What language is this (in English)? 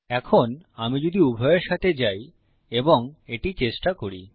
Bangla